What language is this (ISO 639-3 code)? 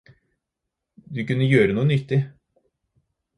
nob